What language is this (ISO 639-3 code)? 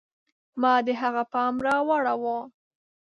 pus